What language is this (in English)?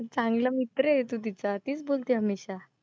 Marathi